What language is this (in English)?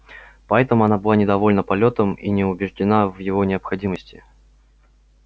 Russian